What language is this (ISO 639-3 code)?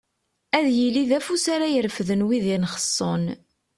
kab